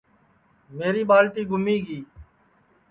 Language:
Sansi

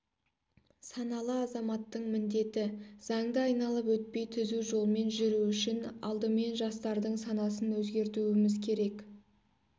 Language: Kazakh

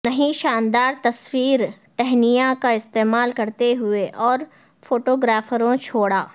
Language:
Urdu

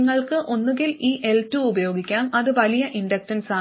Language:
Malayalam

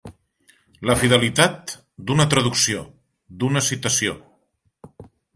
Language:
Catalan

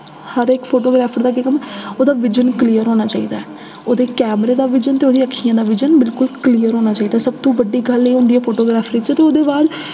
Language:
Dogri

